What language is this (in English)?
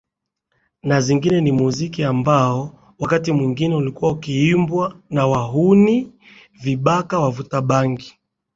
Swahili